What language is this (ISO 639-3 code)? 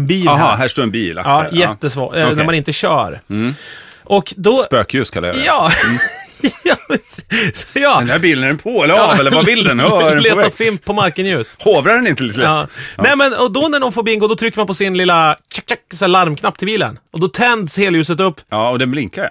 swe